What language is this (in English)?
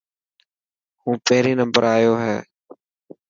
Dhatki